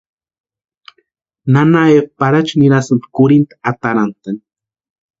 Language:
Western Highland Purepecha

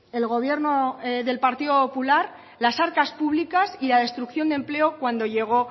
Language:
Spanish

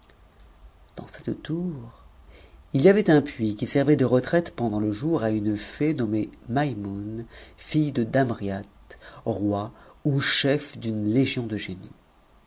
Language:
French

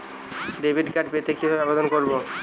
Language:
Bangla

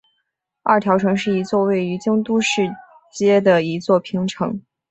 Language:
Chinese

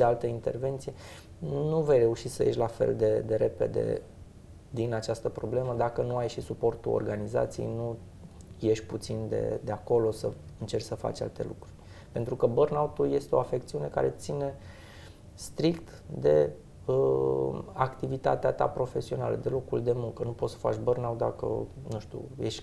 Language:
Romanian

